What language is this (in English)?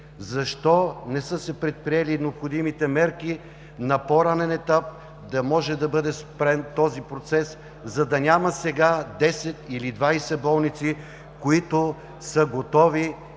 Bulgarian